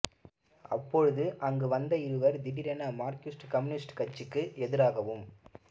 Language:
Tamil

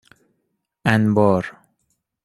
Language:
Persian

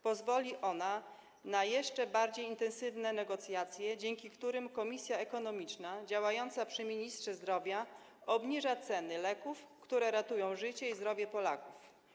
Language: Polish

